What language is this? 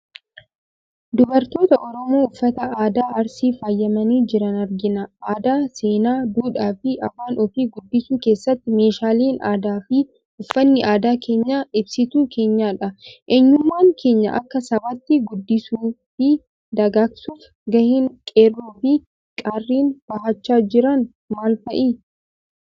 Oromo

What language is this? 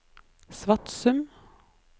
Norwegian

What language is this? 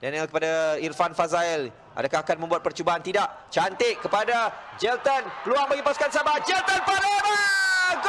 Malay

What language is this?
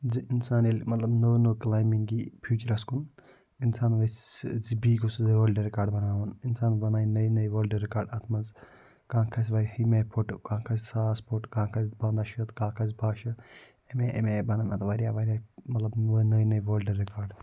Kashmiri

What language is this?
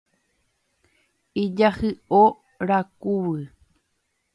Guarani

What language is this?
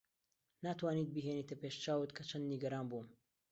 Central Kurdish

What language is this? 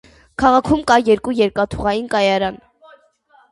Armenian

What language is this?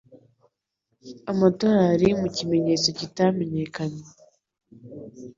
Kinyarwanda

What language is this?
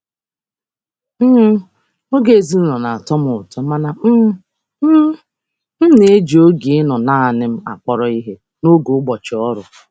Igbo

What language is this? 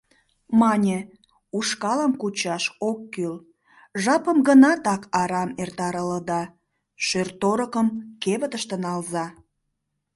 Mari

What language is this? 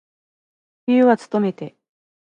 Japanese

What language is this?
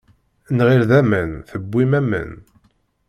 Kabyle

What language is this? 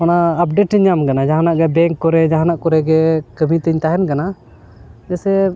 Santali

